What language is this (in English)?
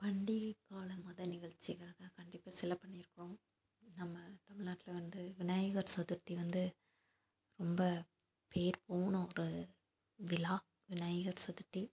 Tamil